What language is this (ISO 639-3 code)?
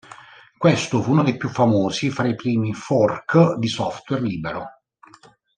ita